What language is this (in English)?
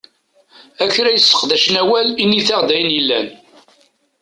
Kabyle